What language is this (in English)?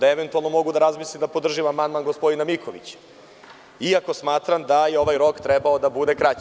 Serbian